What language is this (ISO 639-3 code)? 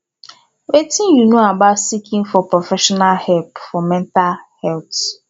pcm